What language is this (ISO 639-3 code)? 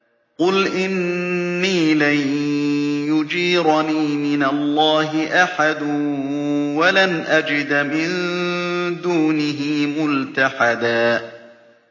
ara